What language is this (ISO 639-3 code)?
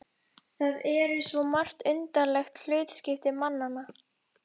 isl